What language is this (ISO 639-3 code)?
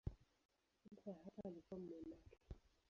swa